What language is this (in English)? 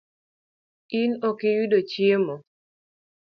Luo (Kenya and Tanzania)